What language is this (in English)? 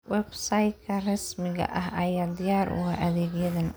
Somali